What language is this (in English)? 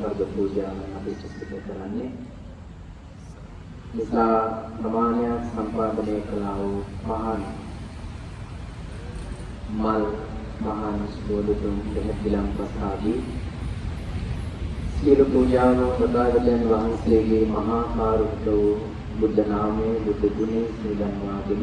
Sinhala